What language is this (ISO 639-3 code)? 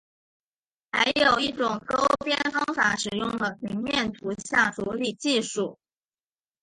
zho